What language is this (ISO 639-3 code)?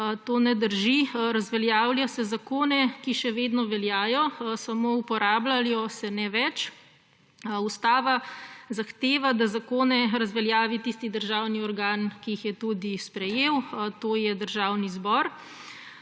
slv